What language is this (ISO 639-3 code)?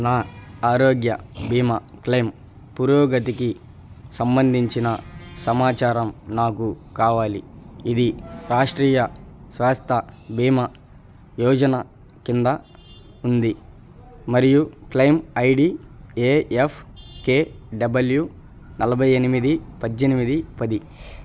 tel